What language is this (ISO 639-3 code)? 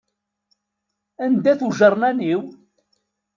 kab